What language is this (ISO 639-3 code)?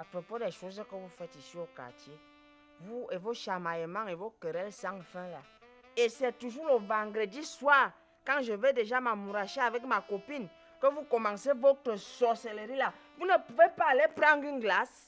fra